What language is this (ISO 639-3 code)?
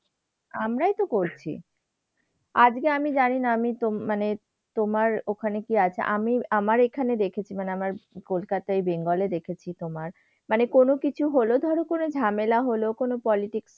ben